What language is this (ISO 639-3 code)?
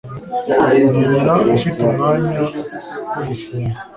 kin